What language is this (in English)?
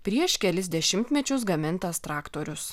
Lithuanian